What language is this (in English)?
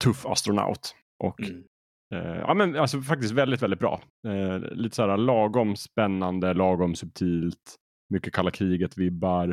Swedish